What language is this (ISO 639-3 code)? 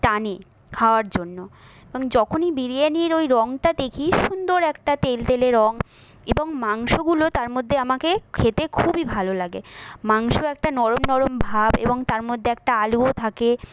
ben